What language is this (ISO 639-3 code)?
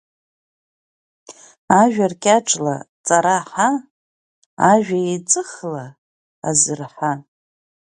abk